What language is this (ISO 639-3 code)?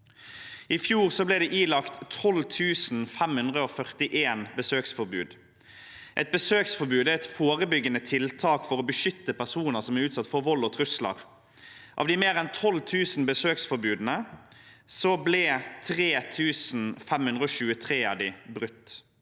nor